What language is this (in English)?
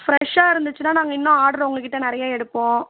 Tamil